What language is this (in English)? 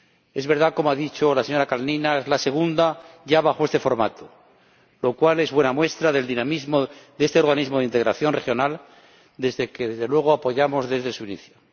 Spanish